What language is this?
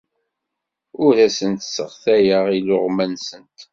Kabyle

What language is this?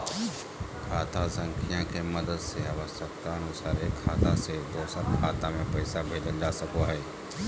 Magahi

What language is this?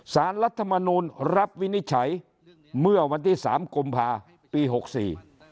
Thai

